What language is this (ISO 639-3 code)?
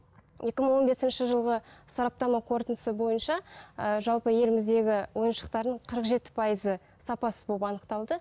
kaz